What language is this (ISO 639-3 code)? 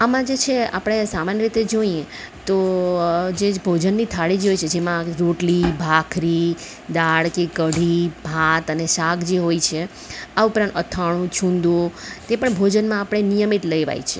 guj